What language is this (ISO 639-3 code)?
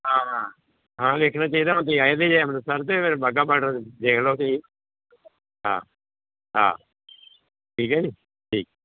pan